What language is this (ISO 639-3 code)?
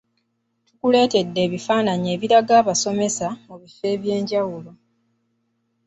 lug